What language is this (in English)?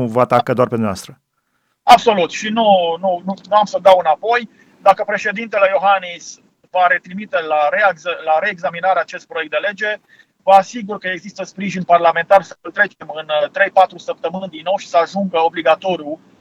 Romanian